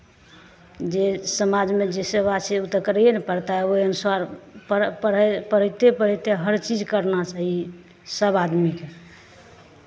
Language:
Maithili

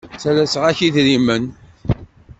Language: Kabyle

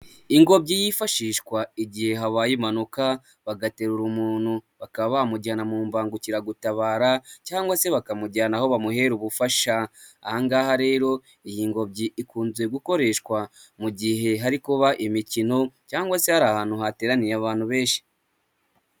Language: Kinyarwanda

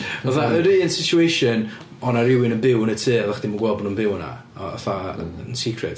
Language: Welsh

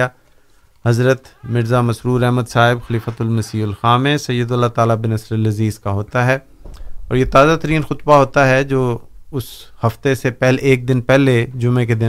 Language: Urdu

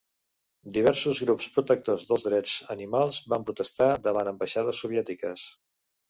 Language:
Catalan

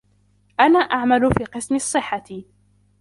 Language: Arabic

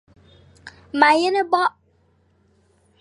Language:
Fang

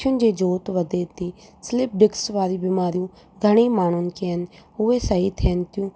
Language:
Sindhi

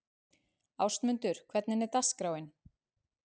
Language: Icelandic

